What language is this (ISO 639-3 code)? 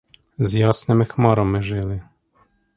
ukr